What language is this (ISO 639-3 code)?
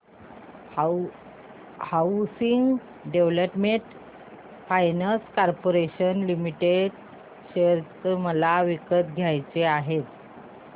mar